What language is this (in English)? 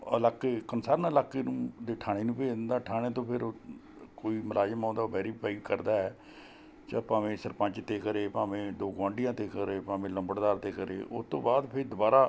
Punjabi